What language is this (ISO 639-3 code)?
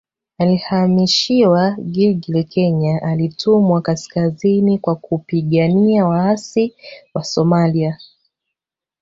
swa